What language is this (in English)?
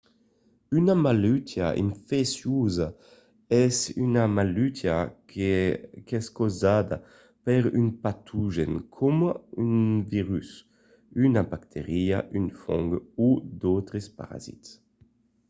Occitan